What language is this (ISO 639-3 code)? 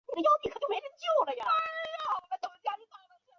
zho